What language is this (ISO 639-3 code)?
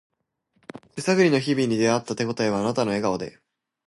jpn